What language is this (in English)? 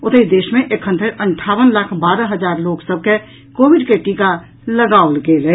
Maithili